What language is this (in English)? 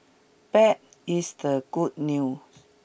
English